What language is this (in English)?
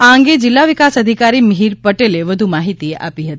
Gujarati